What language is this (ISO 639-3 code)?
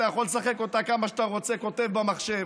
heb